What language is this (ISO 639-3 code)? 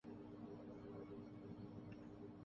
urd